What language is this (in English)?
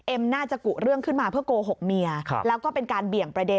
Thai